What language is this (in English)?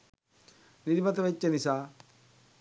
Sinhala